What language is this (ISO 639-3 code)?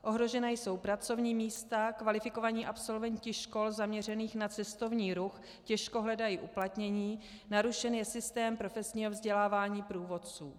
ces